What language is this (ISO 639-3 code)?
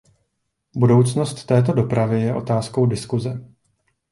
ces